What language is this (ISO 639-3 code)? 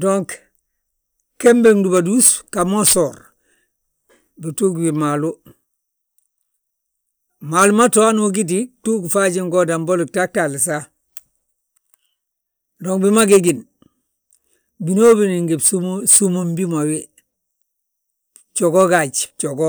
bjt